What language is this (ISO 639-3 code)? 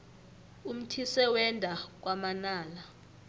nbl